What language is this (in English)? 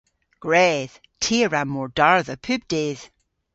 Cornish